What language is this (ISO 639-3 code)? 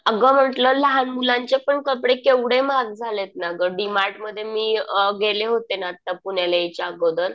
mar